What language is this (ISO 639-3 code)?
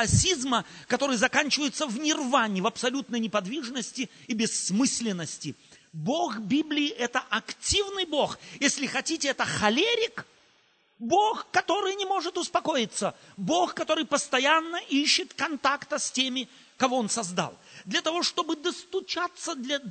rus